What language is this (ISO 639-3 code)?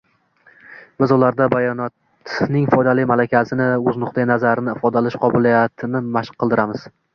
uzb